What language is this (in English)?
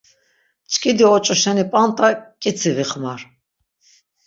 Laz